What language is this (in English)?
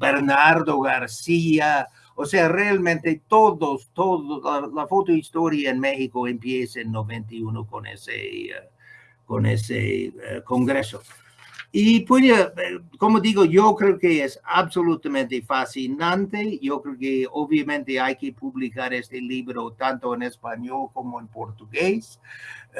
Spanish